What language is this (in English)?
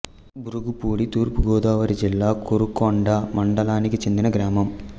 Telugu